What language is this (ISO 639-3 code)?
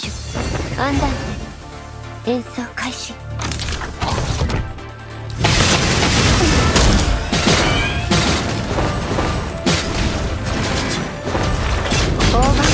jpn